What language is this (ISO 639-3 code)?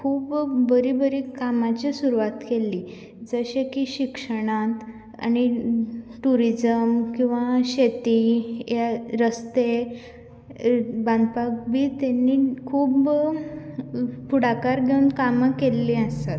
kok